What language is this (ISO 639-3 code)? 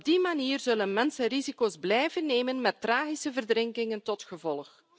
nld